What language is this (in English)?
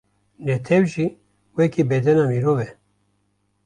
Kurdish